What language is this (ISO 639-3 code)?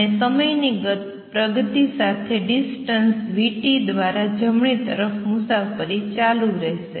guj